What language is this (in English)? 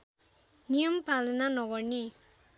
Nepali